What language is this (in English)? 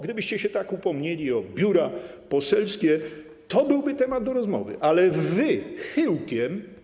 Polish